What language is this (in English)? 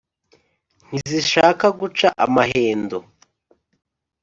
Kinyarwanda